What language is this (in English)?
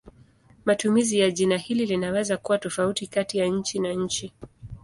Swahili